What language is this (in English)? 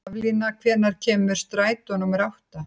Icelandic